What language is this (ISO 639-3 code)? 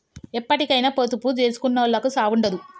tel